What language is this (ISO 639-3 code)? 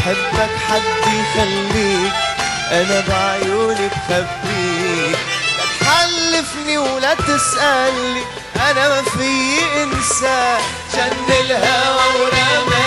ara